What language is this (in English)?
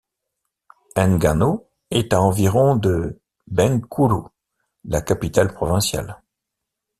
French